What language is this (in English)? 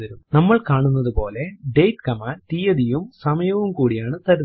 Malayalam